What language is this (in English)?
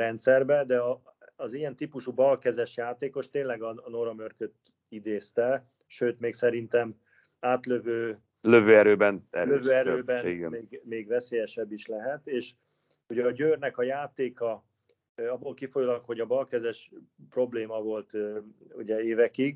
Hungarian